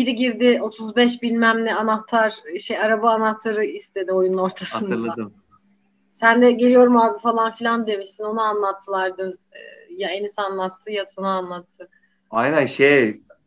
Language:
Turkish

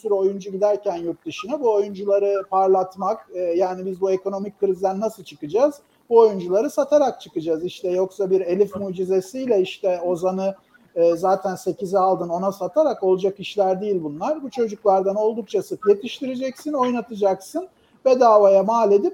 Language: Turkish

